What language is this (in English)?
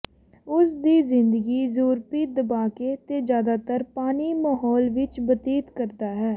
Punjabi